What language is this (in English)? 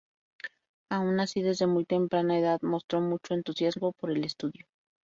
Spanish